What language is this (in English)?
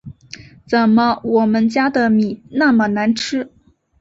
Chinese